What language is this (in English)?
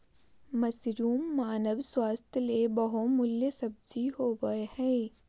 Magahi